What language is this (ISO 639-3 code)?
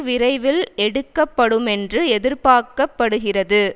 tam